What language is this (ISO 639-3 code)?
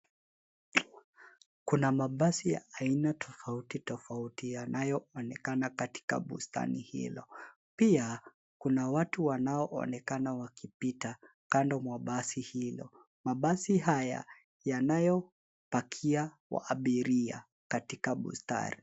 swa